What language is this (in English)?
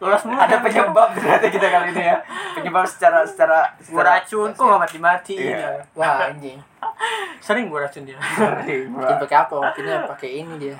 Indonesian